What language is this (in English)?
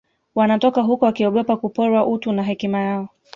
Swahili